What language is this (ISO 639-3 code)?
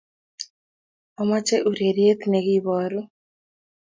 kln